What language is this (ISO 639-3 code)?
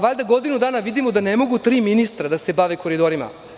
srp